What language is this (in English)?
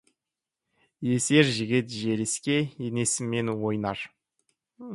Kazakh